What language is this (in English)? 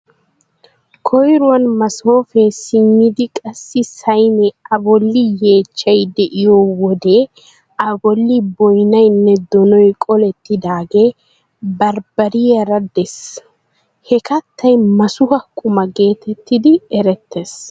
Wolaytta